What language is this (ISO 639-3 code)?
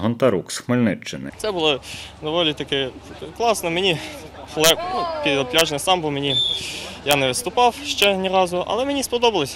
ukr